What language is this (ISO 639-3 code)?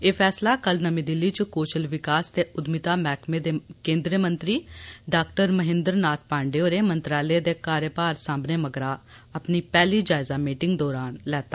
doi